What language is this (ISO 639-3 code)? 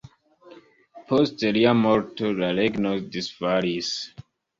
epo